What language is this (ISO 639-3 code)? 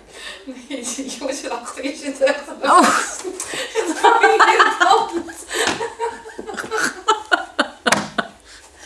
nld